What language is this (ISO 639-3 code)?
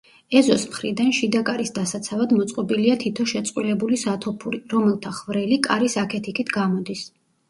kat